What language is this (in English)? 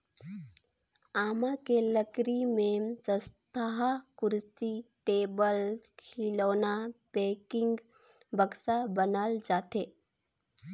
Chhattisgarhi